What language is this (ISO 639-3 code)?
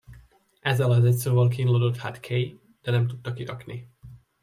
hun